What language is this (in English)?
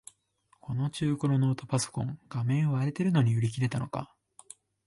Japanese